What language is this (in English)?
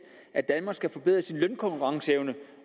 Danish